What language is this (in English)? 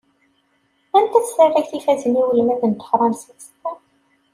Kabyle